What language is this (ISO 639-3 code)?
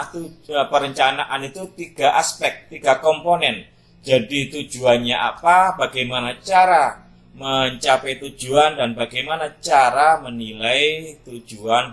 ind